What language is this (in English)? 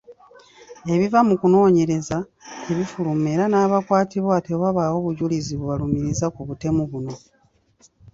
Ganda